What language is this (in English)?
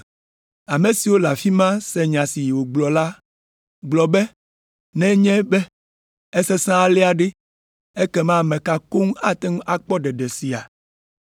Ewe